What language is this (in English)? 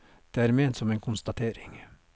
Norwegian